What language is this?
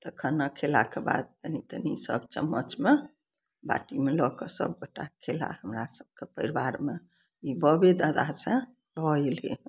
Maithili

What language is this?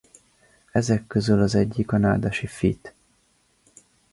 Hungarian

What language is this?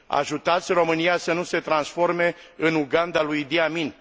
Romanian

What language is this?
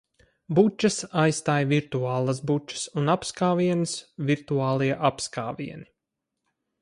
Latvian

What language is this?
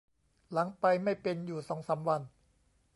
Thai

